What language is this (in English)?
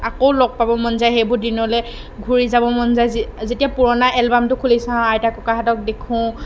Assamese